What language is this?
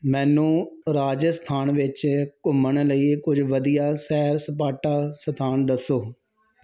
Punjabi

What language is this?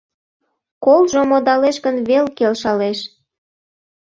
Mari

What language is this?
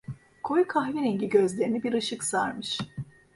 Turkish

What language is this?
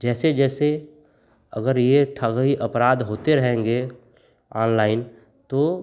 Hindi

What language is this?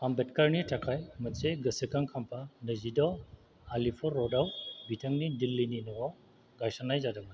Bodo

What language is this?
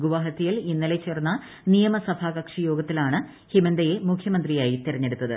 Malayalam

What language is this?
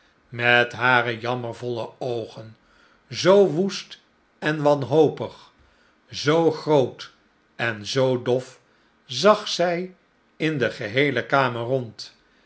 Dutch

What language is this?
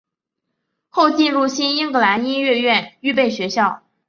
Chinese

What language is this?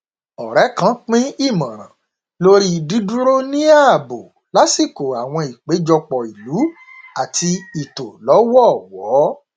Yoruba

